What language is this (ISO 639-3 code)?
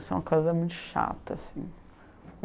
por